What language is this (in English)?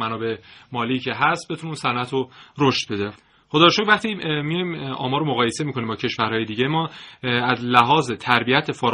Persian